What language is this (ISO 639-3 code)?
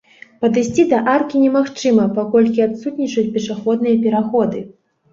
bel